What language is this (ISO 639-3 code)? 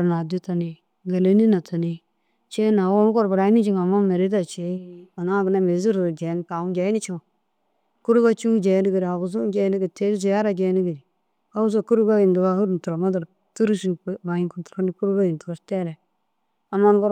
dzg